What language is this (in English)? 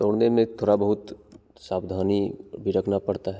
Hindi